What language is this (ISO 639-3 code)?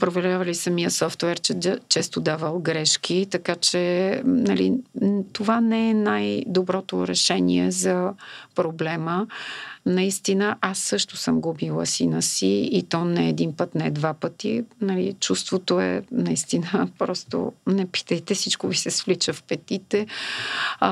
bul